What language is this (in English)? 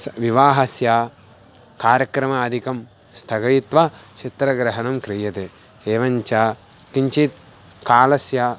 Sanskrit